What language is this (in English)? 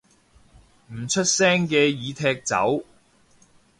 Cantonese